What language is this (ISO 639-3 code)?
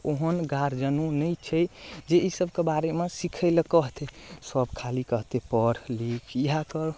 mai